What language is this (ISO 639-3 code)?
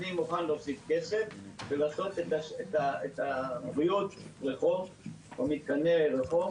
heb